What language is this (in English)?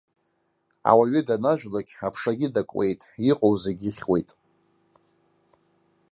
Abkhazian